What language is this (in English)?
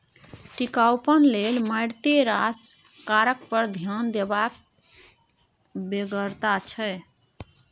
Maithili